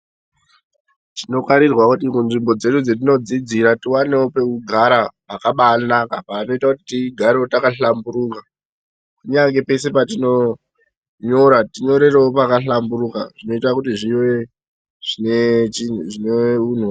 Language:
Ndau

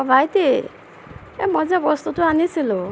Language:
Assamese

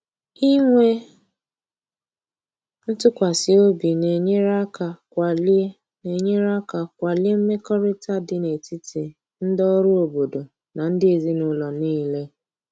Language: Igbo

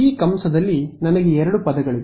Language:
Kannada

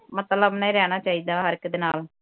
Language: Punjabi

